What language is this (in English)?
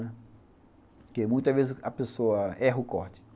Portuguese